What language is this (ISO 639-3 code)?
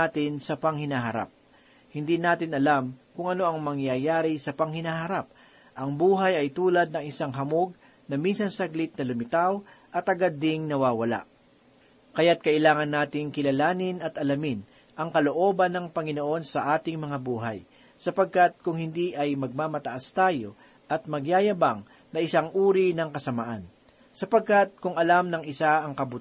fil